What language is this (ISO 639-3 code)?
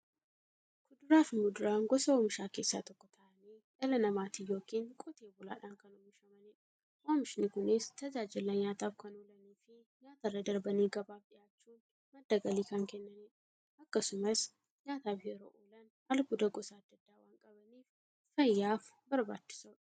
orm